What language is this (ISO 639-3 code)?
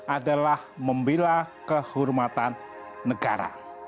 ind